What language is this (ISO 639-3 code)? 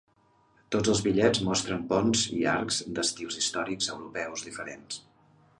cat